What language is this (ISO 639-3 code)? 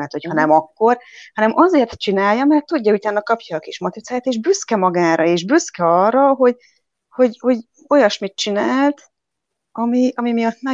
hun